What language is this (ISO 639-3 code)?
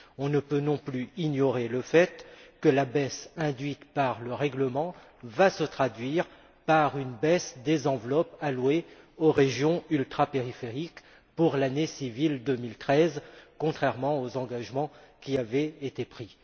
fra